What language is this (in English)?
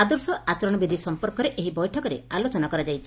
Odia